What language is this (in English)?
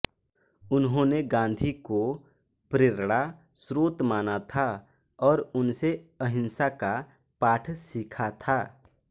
Hindi